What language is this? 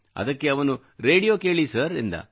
Kannada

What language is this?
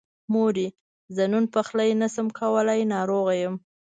Pashto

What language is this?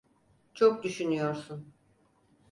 Turkish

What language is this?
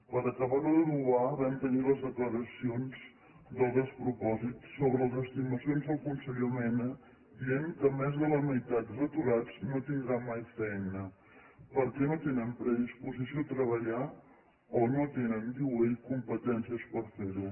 Catalan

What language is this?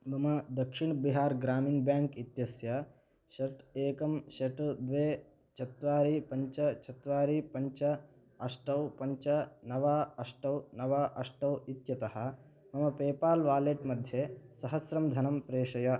Sanskrit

